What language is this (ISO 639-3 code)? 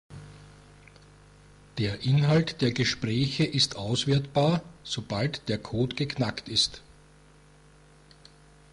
deu